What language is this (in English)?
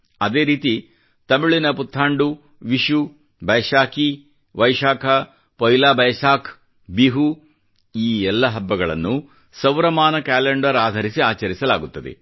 Kannada